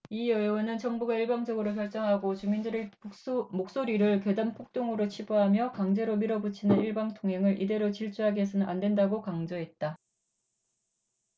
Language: Korean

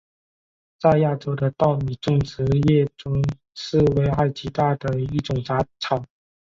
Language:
Chinese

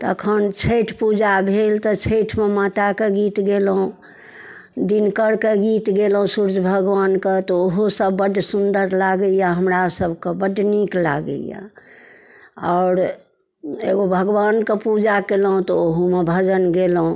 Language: Maithili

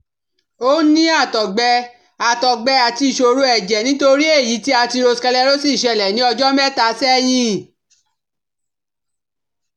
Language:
Yoruba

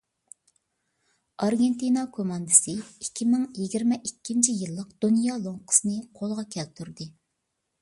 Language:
Uyghur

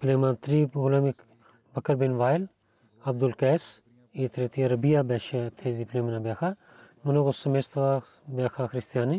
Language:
Bulgarian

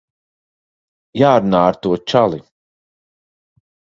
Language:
Latvian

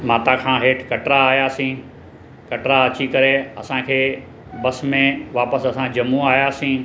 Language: Sindhi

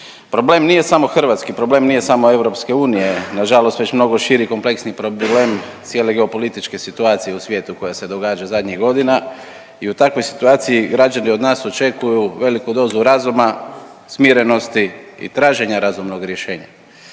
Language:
Croatian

